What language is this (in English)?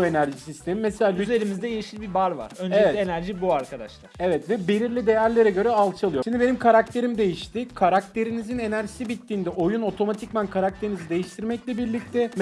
Turkish